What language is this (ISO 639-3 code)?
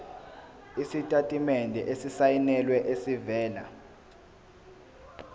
zul